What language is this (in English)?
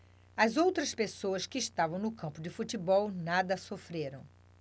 Portuguese